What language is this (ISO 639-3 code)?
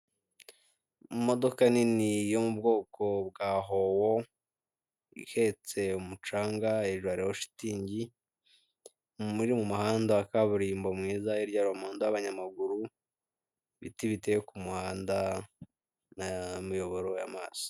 kin